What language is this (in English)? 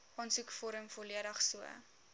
Afrikaans